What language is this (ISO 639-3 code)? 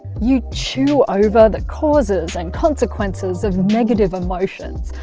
eng